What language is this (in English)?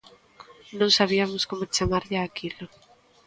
Galician